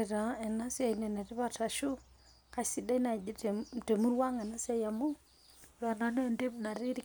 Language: Masai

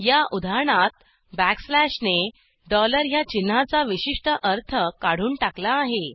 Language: Marathi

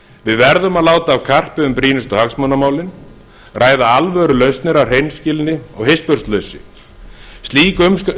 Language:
Icelandic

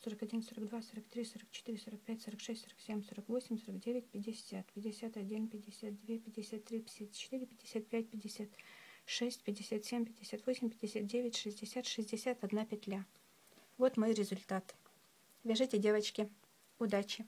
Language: Russian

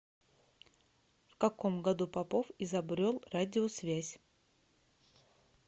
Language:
Russian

